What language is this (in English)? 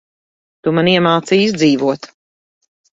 Latvian